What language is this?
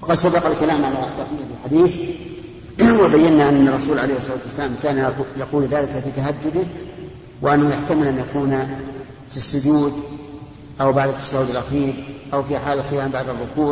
Arabic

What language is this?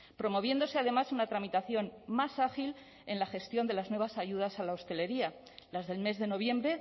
Spanish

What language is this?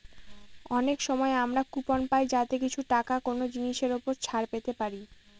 Bangla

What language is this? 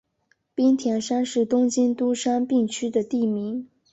Chinese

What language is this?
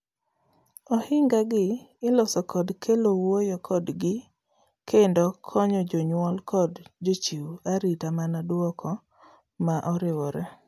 Luo (Kenya and Tanzania)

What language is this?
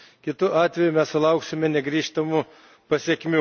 Lithuanian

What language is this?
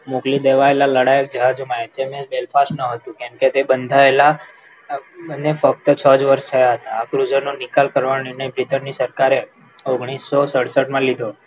Gujarati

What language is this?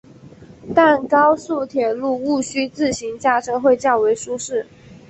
Chinese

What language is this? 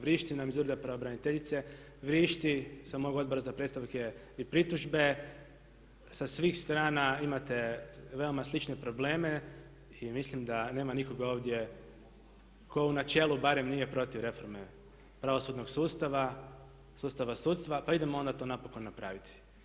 Croatian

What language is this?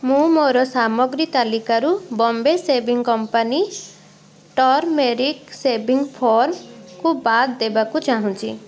Odia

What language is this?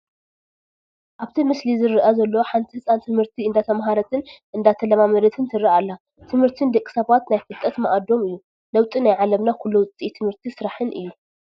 Tigrinya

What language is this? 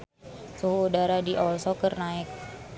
Sundanese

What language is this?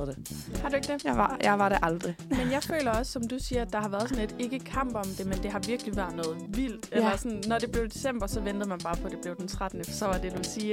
Danish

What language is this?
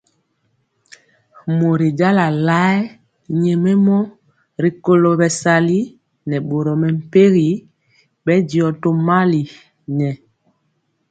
Mpiemo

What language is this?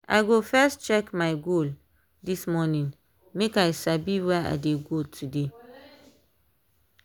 Nigerian Pidgin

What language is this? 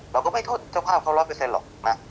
Thai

